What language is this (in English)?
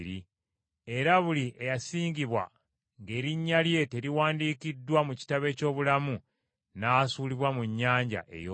Ganda